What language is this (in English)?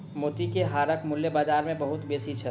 Maithili